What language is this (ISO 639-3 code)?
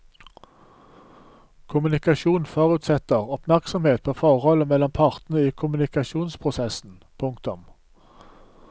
nor